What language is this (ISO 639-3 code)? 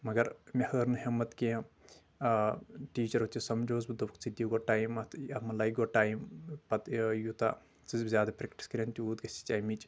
kas